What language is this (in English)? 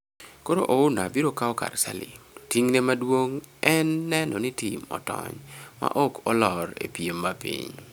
Luo (Kenya and Tanzania)